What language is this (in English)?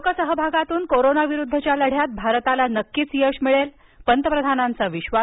Marathi